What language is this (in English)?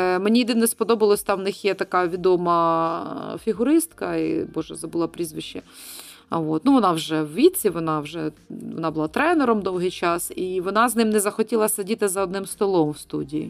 Ukrainian